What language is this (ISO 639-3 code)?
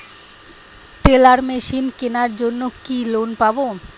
ben